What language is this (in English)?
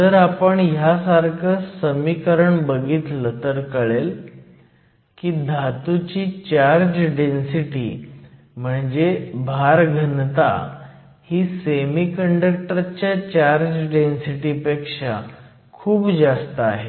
Marathi